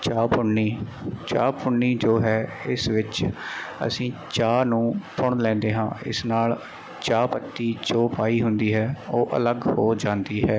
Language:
Punjabi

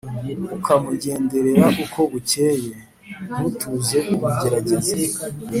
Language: Kinyarwanda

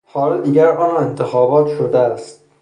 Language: Persian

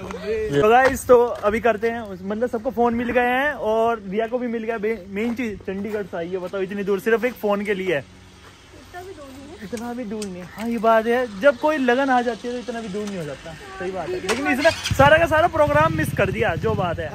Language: Hindi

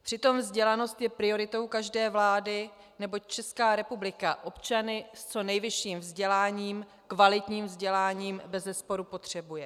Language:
Czech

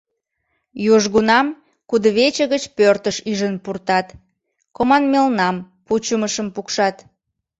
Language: Mari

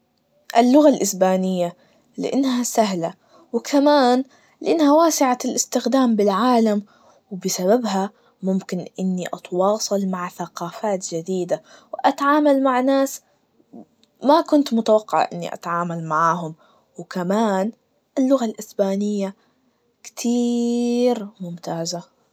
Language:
Najdi Arabic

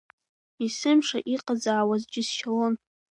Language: Abkhazian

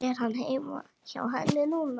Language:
Icelandic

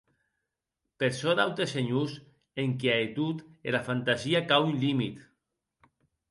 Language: Occitan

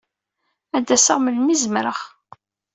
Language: Kabyle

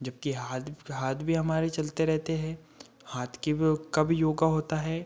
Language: Hindi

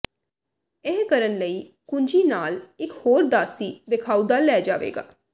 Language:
Punjabi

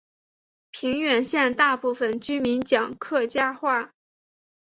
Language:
Chinese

